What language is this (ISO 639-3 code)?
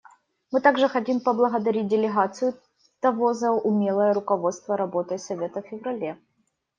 rus